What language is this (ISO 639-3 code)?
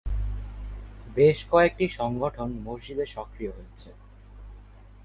ben